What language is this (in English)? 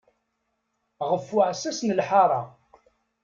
Kabyle